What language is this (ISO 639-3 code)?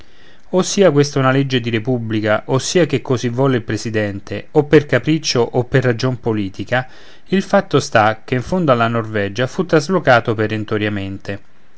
ita